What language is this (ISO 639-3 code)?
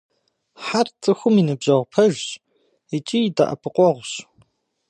kbd